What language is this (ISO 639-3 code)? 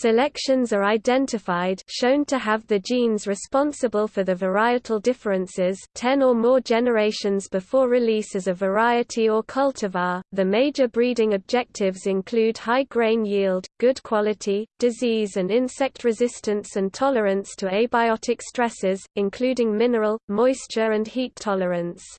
eng